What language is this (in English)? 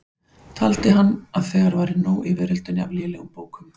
Icelandic